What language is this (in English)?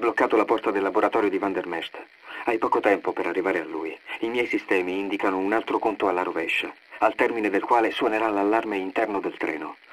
Italian